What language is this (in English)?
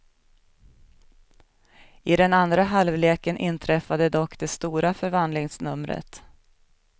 Swedish